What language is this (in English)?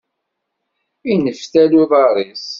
Kabyle